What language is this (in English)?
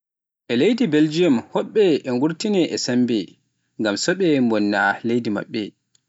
Pular